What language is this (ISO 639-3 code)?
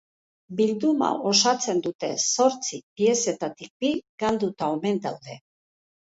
eus